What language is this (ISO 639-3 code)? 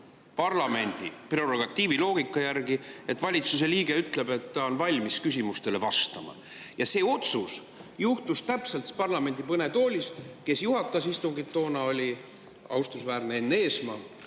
est